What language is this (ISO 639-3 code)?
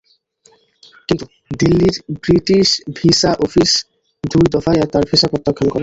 ben